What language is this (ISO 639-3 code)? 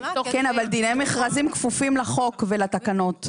heb